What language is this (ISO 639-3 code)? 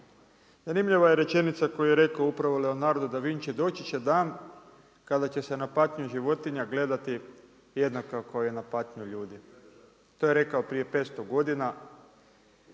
hrv